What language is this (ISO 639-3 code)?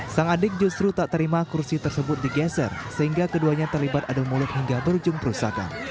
ind